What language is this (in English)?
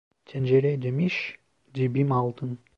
Turkish